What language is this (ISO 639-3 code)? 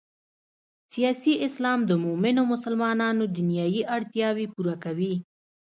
pus